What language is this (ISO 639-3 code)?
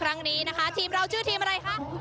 tha